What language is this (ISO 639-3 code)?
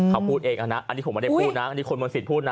tha